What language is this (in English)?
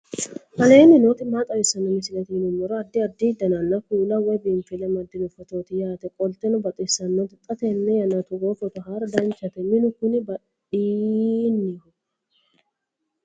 Sidamo